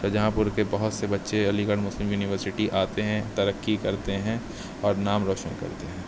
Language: Urdu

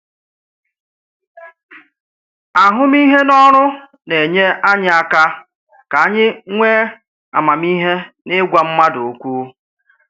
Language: Igbo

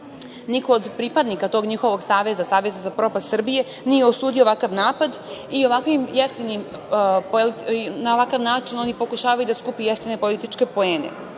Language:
Serbian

